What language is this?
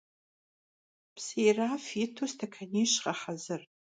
Kabardian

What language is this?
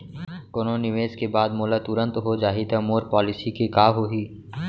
Chhattisgarhi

